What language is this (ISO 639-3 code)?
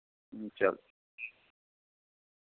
doi